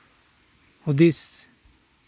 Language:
Santali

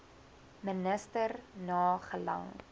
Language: Afrikaans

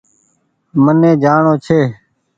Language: Goaria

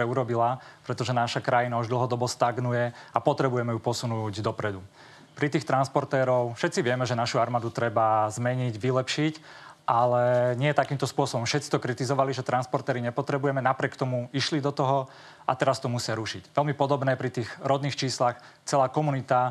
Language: Slovak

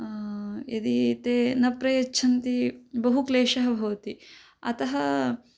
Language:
Sanskrit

